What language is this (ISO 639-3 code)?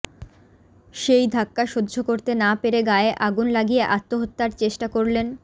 ben